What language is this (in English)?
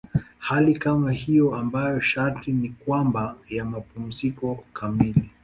Swahili